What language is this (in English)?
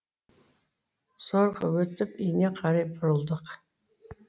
Kazakh